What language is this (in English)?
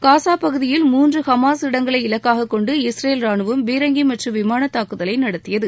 Tamil